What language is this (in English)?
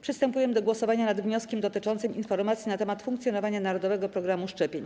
Polish